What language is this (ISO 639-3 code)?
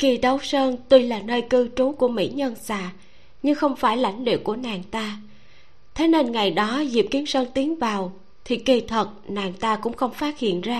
vie